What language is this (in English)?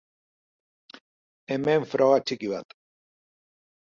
Basque